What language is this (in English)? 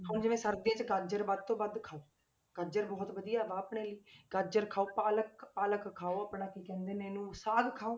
Punjabi